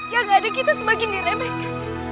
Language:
Indonesian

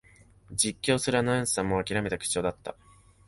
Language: Japanese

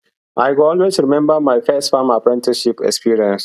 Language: Nigerian Pidgin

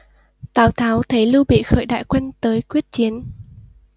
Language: Vietnamese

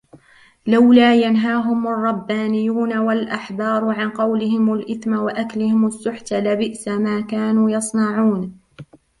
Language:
Arabic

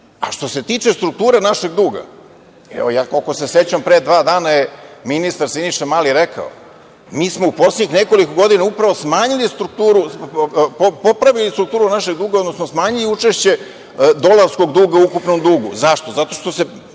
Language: Serbian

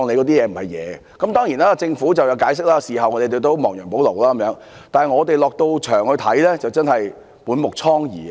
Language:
Cantonese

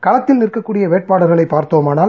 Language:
Tamil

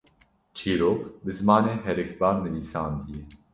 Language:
Kurdish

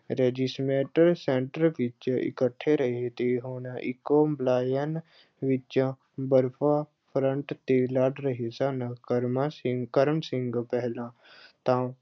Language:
Punjabi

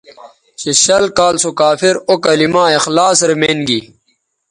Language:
Bateri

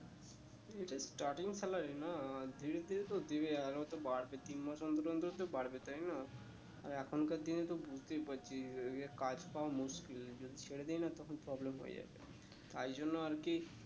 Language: Bangla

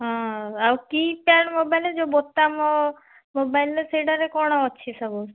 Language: Odia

